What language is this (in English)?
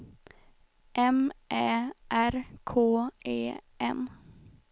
Swedish